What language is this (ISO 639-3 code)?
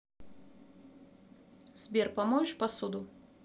rus